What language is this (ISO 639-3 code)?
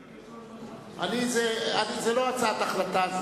heb